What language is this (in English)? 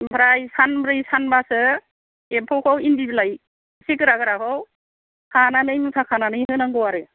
Bodo